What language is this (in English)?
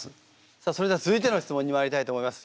Japanese